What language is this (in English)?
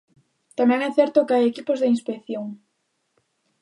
Galician